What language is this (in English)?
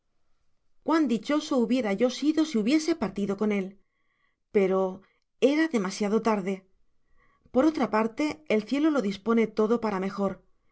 Spanish